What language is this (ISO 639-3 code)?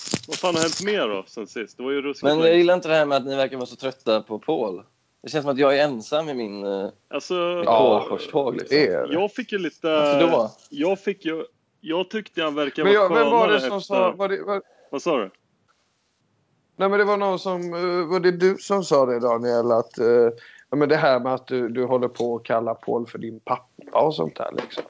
swe